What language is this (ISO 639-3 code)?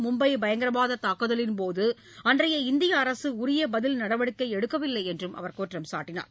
tam